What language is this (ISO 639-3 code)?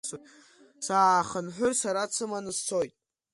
abk